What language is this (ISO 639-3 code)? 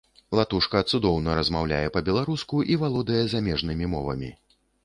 bel